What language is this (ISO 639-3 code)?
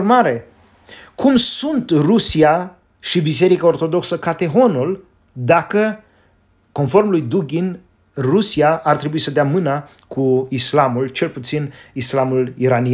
ron